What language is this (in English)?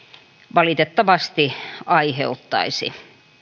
Finnish